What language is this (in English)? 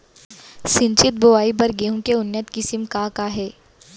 Chhattisgarhi